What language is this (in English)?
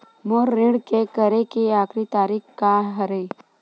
Chhattisgarhi